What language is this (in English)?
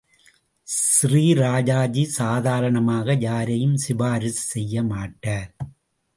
Tamil